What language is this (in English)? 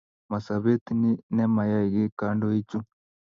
Kalenjin